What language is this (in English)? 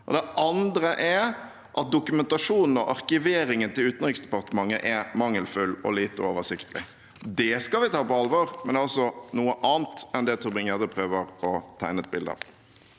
Norwegian